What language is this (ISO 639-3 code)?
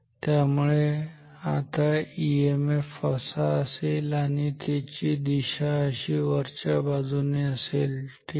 mar